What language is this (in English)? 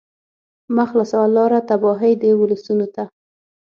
Pashto